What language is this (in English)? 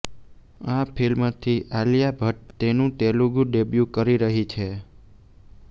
Gujarati